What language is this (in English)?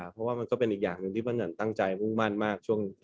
Thai